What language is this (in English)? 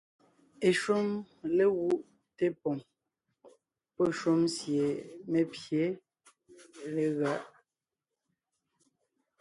Ngiemboon